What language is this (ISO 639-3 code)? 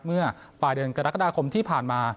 tha